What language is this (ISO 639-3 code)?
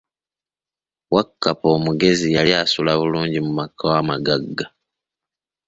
lug